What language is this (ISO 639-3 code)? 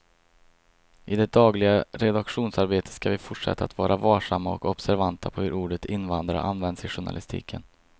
swe